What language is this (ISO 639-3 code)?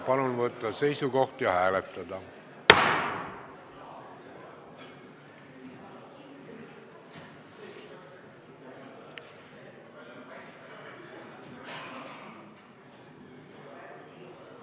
est